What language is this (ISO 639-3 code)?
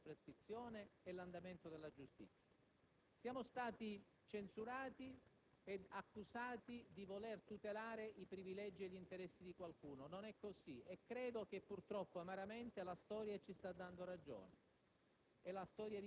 ita